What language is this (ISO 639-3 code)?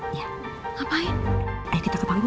ind